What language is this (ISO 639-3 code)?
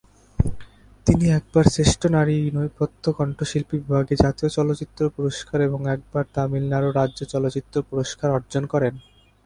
ben